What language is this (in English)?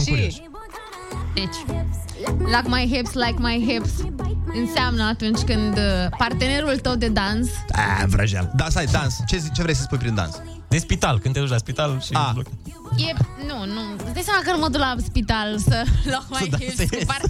Romanian